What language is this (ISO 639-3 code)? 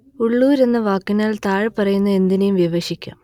mal